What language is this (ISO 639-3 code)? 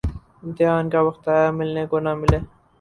urd